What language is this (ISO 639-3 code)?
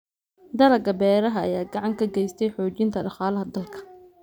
som